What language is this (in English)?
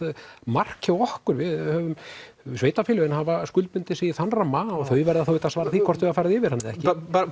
Icelandic